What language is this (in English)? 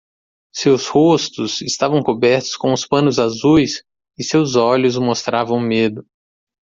Portuguese